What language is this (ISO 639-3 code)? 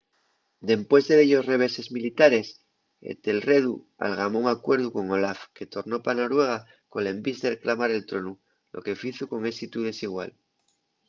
ast